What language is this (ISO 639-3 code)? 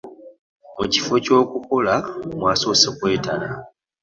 lug